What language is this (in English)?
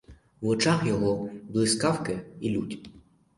Ukrainian